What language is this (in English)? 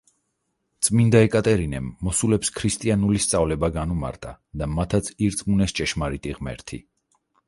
Georgian